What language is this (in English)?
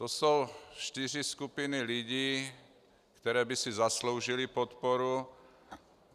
Czech